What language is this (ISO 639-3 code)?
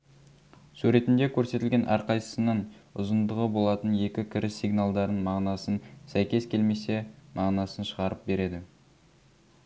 kaz